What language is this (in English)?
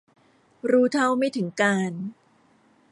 Thai